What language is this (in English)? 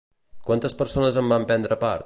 Catalan